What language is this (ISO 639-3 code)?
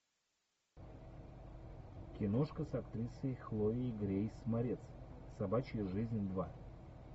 rus